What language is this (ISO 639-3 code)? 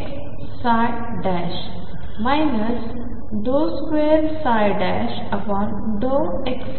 mar